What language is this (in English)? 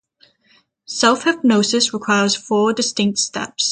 English